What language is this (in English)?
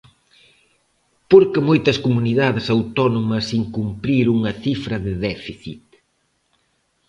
Galician